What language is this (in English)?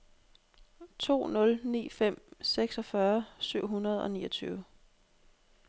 Danish